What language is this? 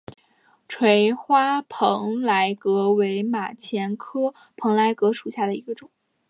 Chinese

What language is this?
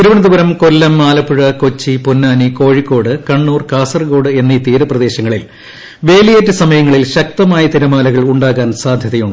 Malayalam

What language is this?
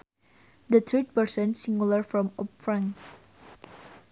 Sundanese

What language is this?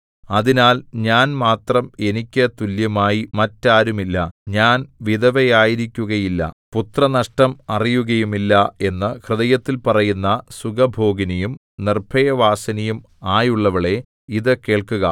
Malayalam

